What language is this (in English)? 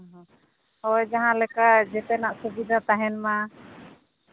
Santali